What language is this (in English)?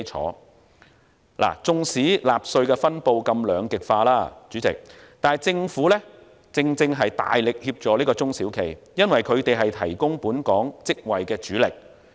Cantonese